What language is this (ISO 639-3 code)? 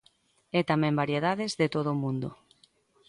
glg